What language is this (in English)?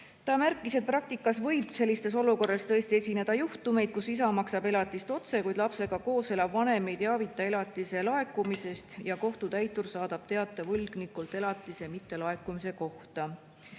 Estonian